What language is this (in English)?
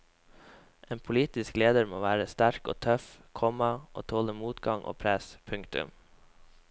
Norwegian